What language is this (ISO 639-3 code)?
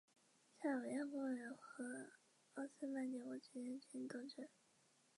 zho